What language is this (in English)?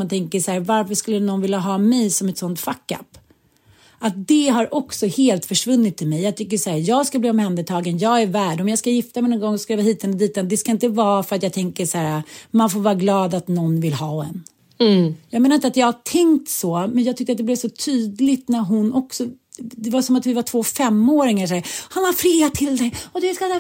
Swedish